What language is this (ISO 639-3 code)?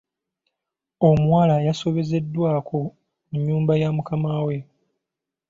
lug